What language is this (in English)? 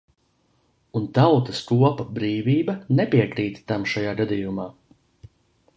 Latvian